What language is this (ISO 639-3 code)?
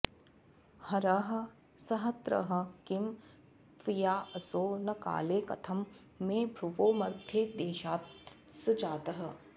san